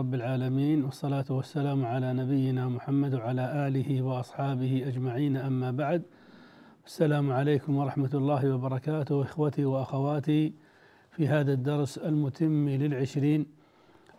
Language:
Arabic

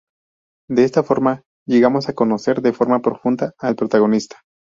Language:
Spanish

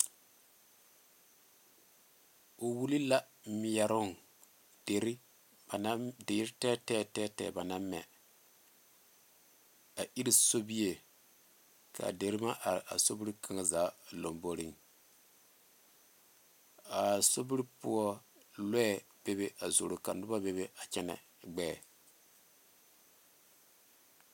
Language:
Southern Dagaare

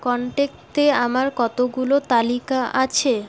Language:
Bangla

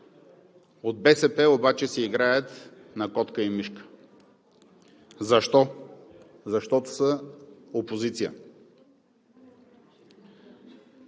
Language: Bulgarian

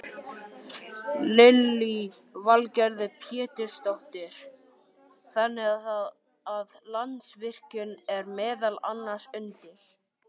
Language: Icelandic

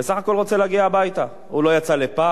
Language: Hebrew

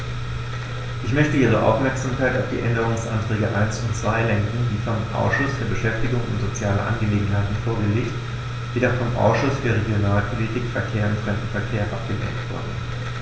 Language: German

